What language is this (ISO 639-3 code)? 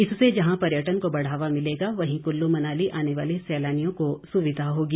hin